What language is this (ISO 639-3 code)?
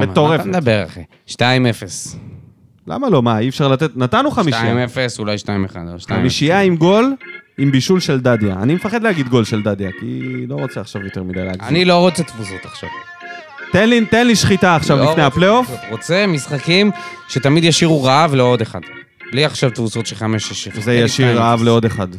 heb